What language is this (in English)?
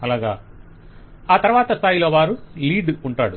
Telugu